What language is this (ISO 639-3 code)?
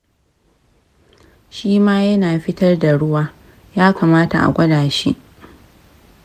hau